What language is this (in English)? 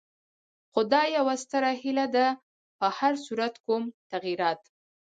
Pashto